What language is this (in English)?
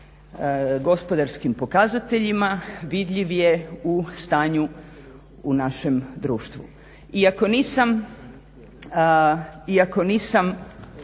Croatian